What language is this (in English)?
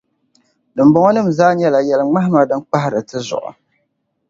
Dagbani